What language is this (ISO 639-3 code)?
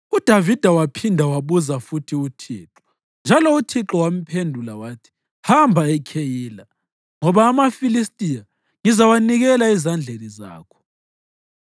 nde